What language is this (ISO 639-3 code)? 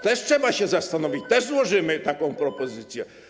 pol